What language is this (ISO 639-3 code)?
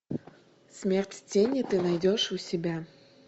rus